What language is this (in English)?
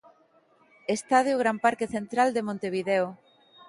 Galician